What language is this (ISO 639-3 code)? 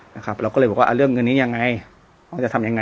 tha